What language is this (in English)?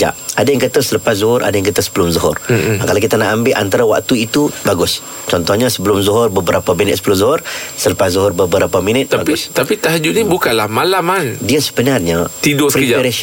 Malay